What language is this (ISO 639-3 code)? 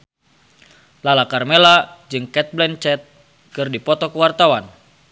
sun